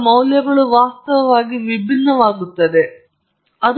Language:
Kannada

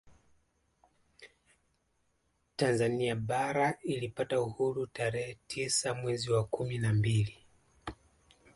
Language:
Swahili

